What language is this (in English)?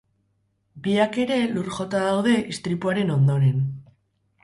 Basque